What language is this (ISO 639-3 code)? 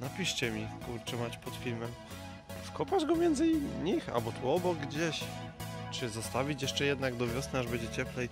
pol